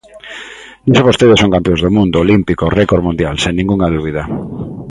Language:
Galician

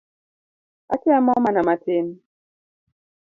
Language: Luo (Kenya and Tanzania)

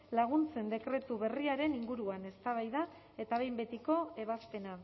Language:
Basque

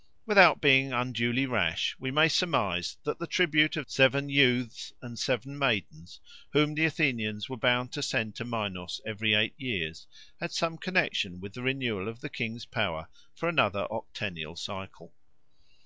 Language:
English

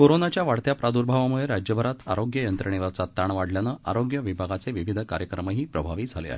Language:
Marathi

